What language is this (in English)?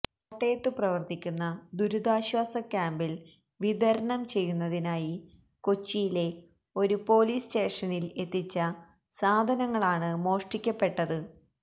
Malayalam